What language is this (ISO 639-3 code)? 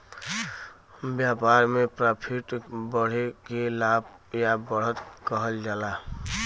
bho